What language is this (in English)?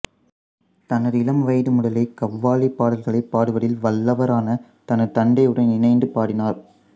Tamil